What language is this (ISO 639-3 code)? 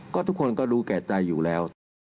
tha